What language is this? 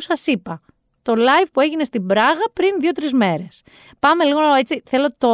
Greek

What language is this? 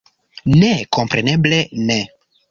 Esperanto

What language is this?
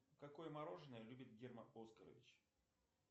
Russian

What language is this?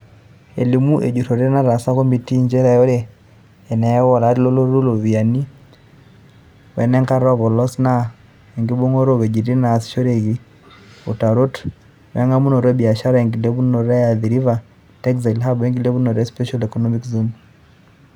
Masai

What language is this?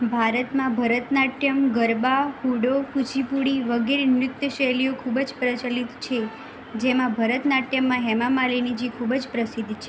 Gujarati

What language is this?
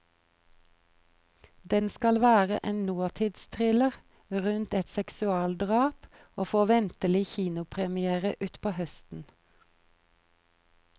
Norwegian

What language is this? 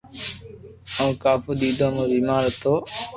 Loarki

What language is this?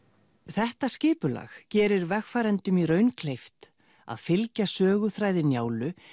Icelandic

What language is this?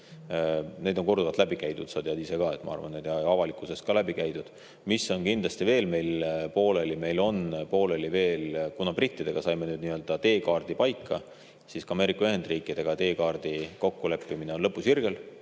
Estonian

